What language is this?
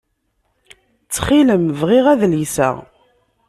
Kabyle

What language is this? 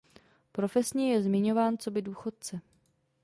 Czech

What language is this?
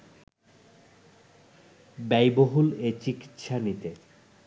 Bangla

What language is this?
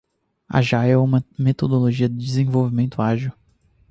Portuguese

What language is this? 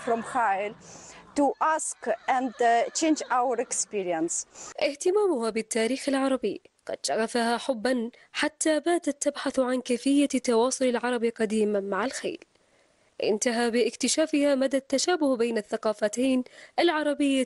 Arabic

